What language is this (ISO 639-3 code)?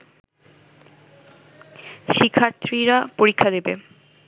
ben